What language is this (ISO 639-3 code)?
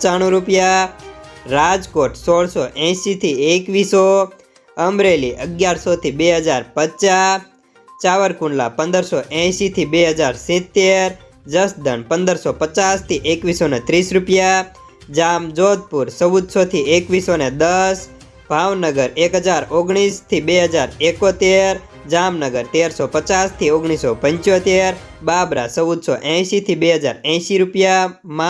hin